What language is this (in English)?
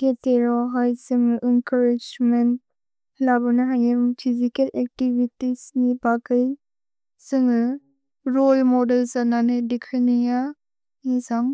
Bodo